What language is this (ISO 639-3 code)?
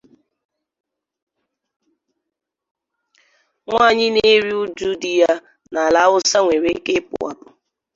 ibo